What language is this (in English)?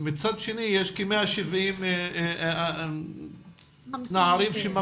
Hebrew